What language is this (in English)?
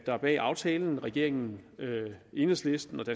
Danish